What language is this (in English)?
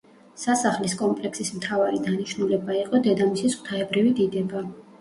Georgian